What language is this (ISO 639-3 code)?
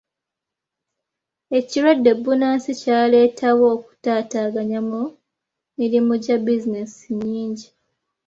lug